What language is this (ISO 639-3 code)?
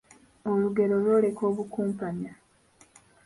lug